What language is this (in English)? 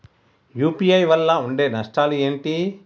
Telugu